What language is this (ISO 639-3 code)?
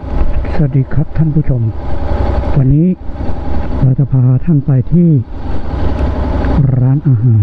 tha